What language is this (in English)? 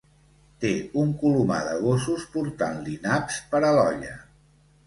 Catalan